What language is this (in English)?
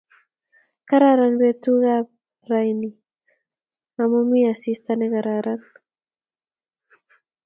Kalenjin